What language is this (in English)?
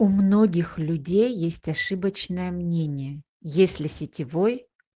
Russian